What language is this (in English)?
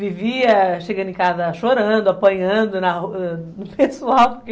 Portuguese